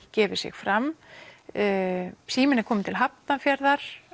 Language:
Icelandic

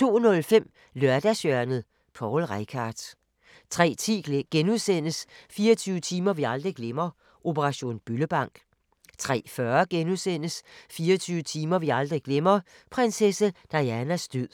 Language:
Danish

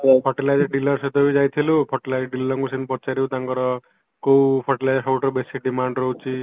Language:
Odia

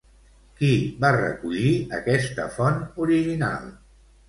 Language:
Catalan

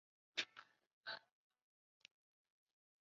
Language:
Chinese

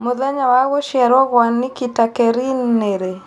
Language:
Kikuyu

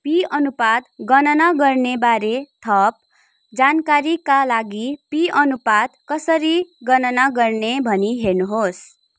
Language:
Nepali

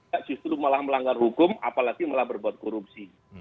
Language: Indonesian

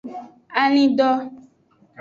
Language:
Aja (Benin)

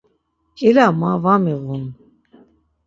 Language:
Laz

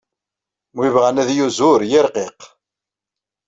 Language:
Kabyle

